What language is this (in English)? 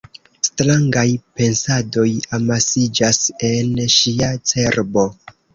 Esperanto